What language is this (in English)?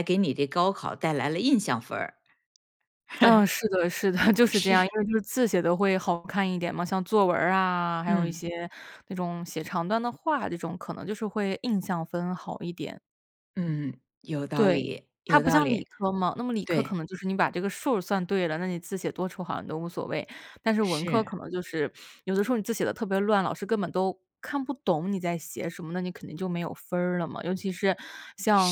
Chinese